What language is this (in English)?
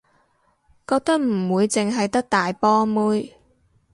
Cantonese